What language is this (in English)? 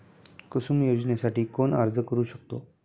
Marathi